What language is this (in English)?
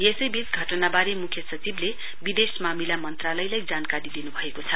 Nepali